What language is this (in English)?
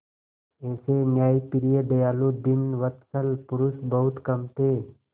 Hindi